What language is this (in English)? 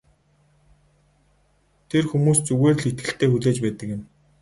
Mongolian